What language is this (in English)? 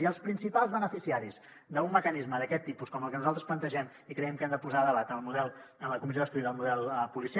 Catalan